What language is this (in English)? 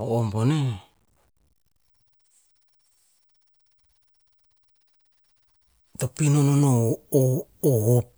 Tinputz